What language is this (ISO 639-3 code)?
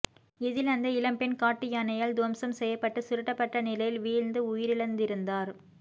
tam